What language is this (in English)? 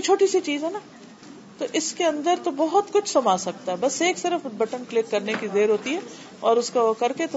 Urdu